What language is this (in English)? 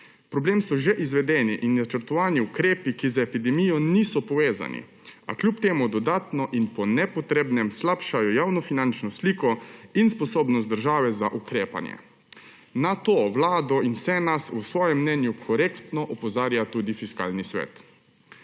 Slovenian